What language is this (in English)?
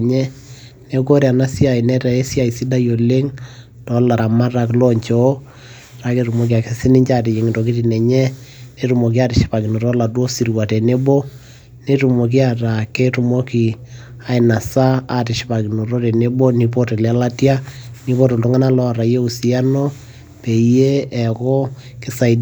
Masai